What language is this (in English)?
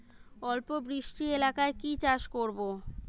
Bangla